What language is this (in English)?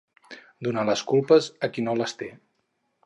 Catalan